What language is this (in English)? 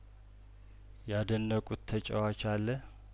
Amharic